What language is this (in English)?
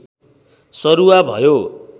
Nepali